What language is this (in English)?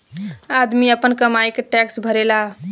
Bhojpuri